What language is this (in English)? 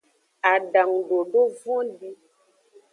Aja (Benin)